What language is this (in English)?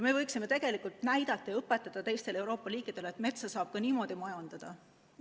Estonian